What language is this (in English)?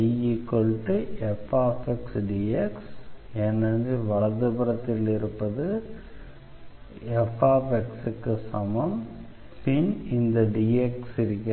Tamil